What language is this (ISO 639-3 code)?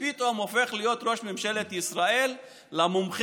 heb